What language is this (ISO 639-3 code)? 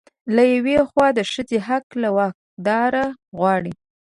pus